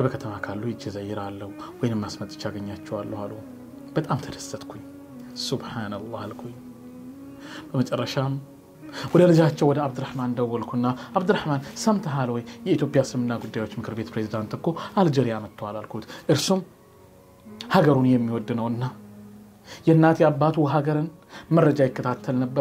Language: Arabic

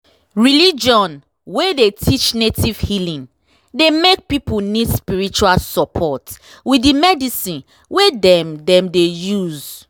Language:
Nigerian Pidgin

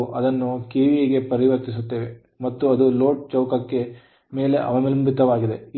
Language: Kannada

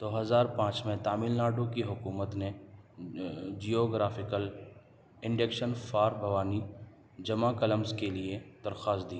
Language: Urdu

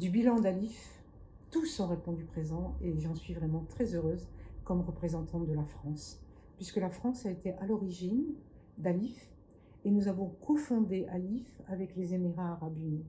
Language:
French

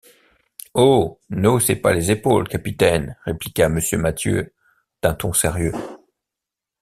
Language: French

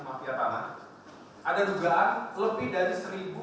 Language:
Indonesian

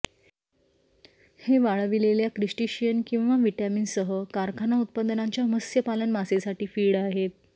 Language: Marathi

